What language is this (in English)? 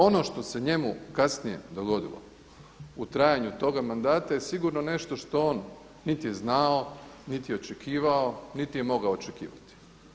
Croatian